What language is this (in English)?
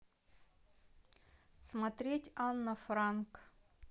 Russian